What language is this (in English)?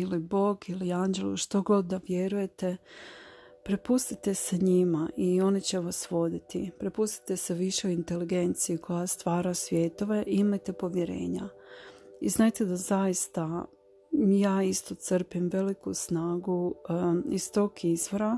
Croatian